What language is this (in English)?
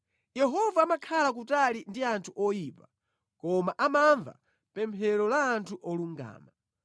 Nyanja